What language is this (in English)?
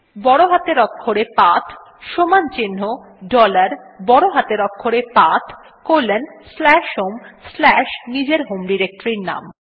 Bangla